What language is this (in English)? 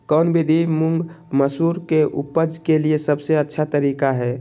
Magahi